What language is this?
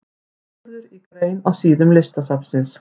Icelandic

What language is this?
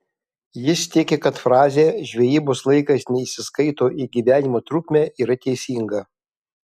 Lithuanian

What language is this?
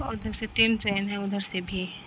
Urdu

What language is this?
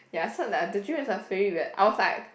English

